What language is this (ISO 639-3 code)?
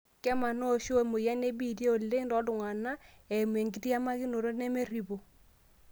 mas